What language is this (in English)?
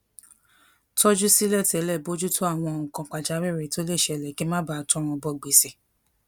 Yoruba